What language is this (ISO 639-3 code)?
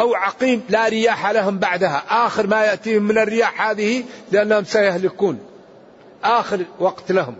ara